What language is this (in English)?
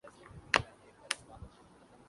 Urdu